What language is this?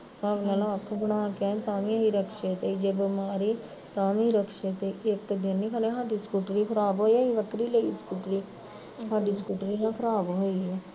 Punjabi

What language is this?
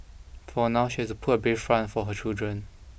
English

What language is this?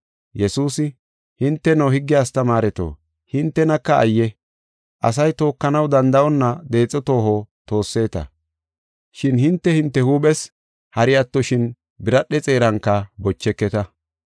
Gofa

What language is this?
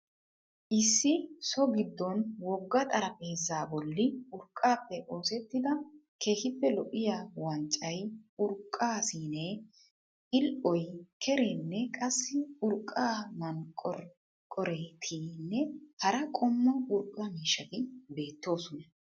Wolaytta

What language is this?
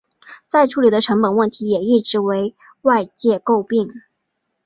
Chinese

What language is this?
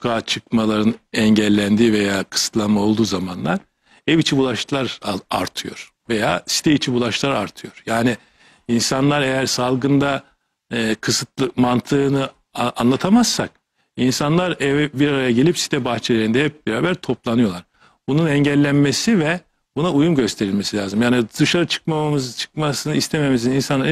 Turkish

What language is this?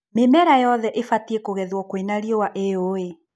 Kikuyu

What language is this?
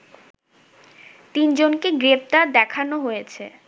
Bangla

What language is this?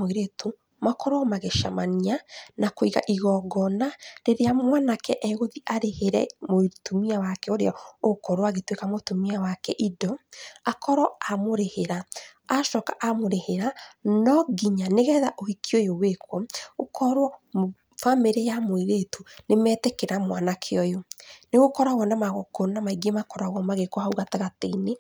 Kikuyu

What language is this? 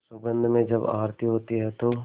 Hindi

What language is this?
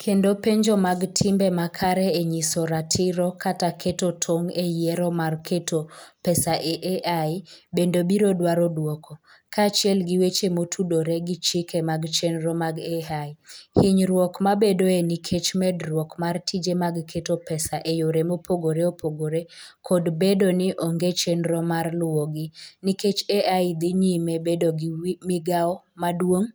Luo (Kenya and Tanzania)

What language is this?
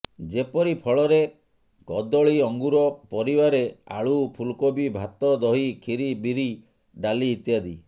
Odia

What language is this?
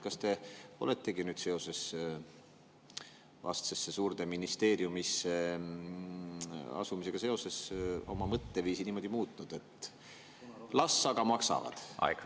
Estonian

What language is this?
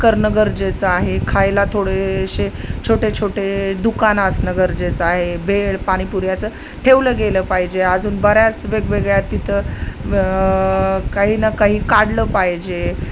Marathi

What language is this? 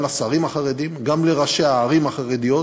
Hebrew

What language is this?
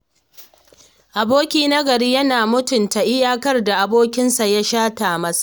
Hausa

